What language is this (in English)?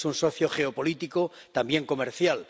Spanish